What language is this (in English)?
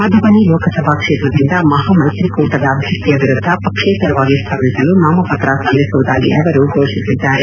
Kannada